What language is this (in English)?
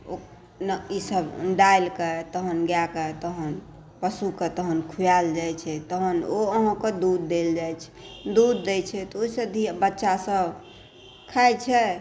Maithili